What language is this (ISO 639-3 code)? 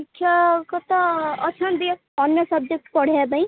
ori